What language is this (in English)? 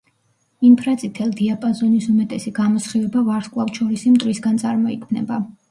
Georgian